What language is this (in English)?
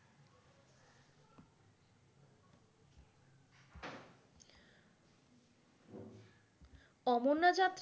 Bangla